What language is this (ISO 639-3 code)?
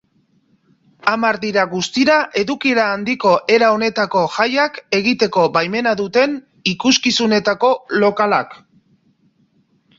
eus